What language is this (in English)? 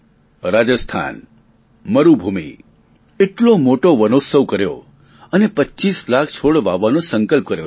Gujarati